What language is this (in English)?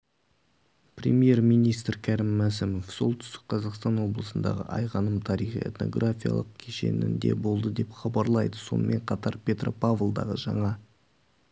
Kazakh